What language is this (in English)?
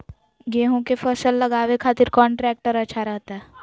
Magahi